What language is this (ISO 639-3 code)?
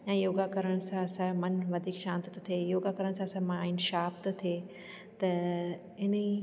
snd